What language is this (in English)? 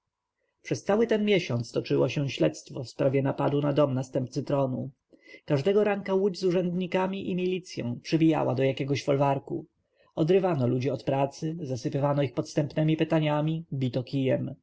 Polish